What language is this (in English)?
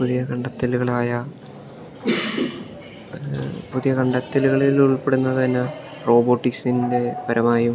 Malayalam